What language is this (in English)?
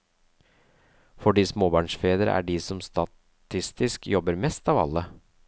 Norwegian